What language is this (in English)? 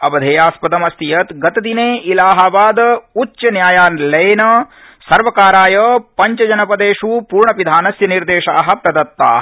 Sanskrit